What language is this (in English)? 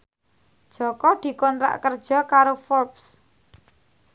Javanese